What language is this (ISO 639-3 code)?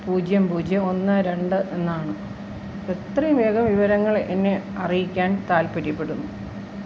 mal